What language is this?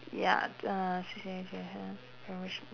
English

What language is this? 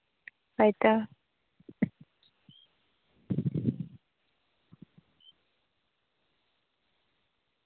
Santali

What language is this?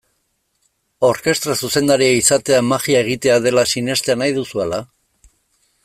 Basque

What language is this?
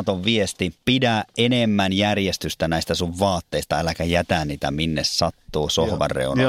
Finnish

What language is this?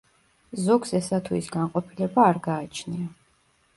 Georgian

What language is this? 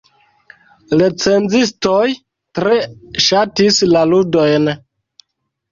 Esperanto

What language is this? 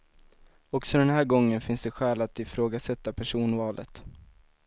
Swedish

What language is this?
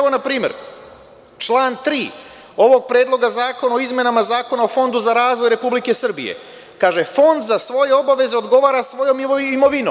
Serbian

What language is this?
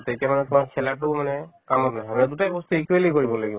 Assamese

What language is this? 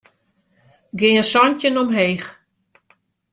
Western Frisian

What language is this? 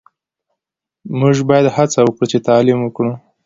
Pashto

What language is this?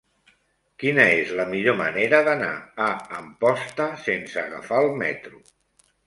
Catalan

